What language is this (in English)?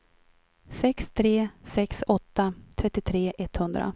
Swedish